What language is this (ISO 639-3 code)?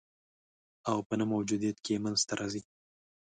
pus